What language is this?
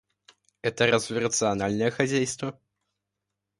Russian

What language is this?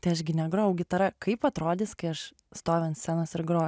Lithuanian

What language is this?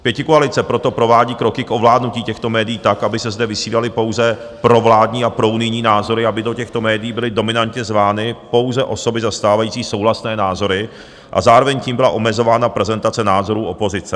Czech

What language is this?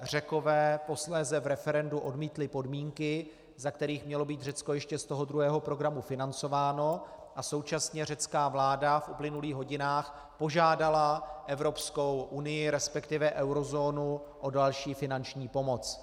Czech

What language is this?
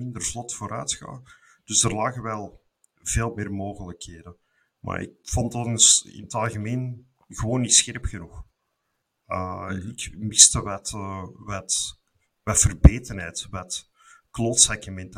Dutch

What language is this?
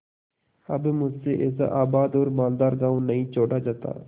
Hindi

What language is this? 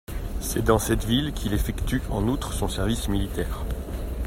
French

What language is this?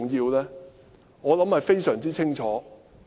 Cantonese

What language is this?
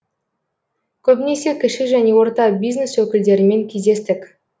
Kazakh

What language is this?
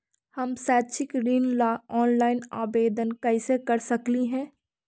Magahi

